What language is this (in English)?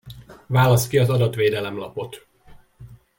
Hungarian